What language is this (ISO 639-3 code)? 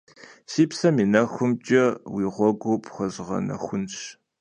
kbd